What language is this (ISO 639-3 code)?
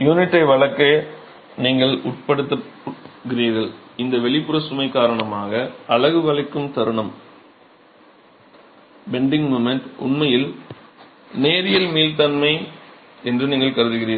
tam